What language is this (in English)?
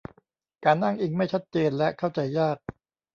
Thai